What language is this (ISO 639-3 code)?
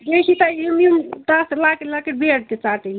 kas